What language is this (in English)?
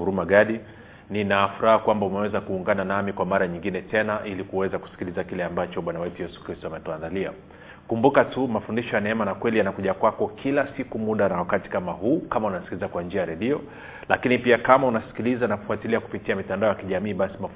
Swahili